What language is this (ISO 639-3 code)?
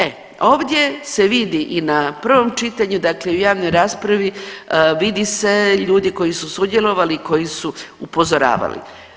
hrv